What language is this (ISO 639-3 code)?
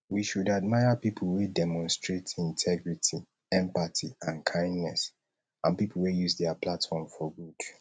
pcm